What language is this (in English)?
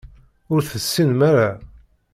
Kabyle